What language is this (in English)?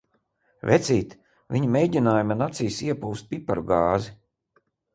Latvian